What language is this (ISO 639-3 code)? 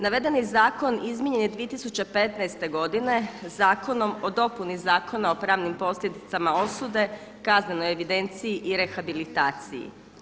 hrv